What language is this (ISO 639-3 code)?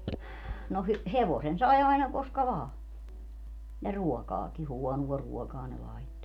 fin